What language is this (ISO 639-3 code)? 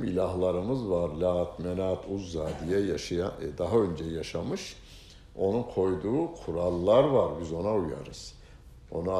tur